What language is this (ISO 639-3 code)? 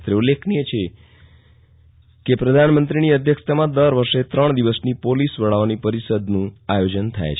guj